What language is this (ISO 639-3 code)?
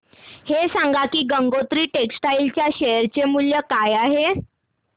mar